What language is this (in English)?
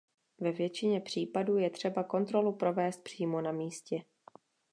Czech